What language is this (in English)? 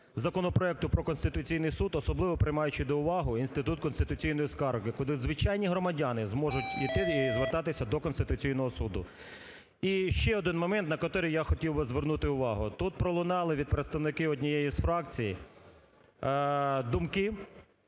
Ukrainian